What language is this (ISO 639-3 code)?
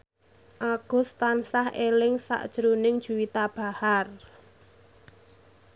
jav